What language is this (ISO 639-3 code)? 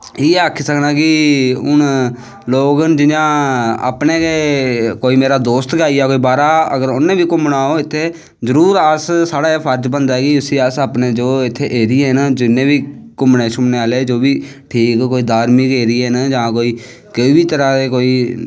doi